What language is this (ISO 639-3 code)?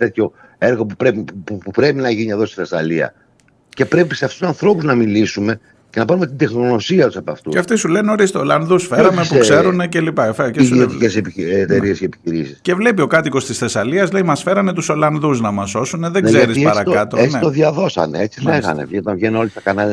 ell